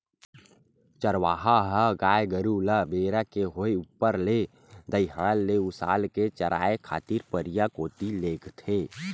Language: Chhattisgarhi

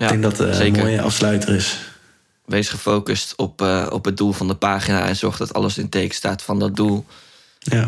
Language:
Dutch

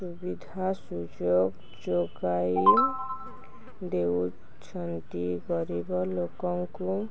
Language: Odia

